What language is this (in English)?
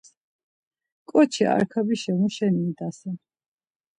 Laz